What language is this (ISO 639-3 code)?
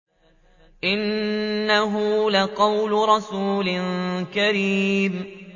ara